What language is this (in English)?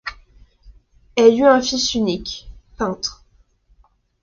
French